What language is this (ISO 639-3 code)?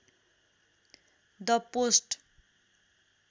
nep